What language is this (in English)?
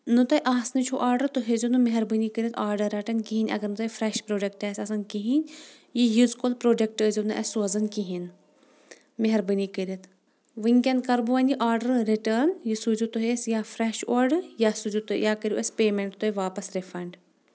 Kashmiri